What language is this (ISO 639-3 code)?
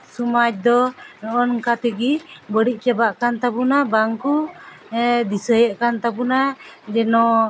sat